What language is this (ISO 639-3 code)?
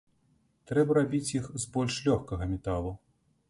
bel